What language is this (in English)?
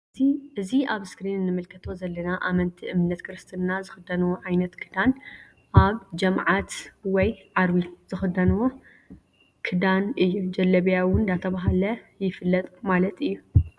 Tigrinya